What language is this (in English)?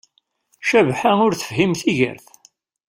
Kabyle